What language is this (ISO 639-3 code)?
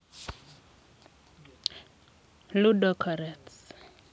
kln